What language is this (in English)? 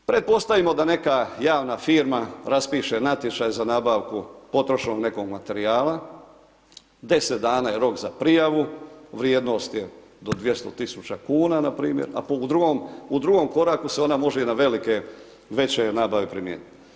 Croatian